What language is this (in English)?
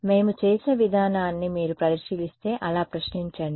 Telugu